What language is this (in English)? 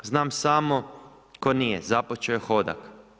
Croatian